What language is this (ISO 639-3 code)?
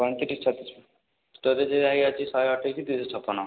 ori